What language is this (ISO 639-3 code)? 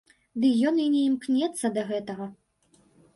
bel